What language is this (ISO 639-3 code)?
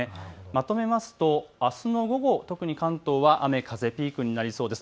jpn